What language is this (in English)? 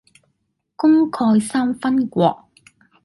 Cantonese